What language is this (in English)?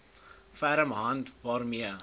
Afrikaans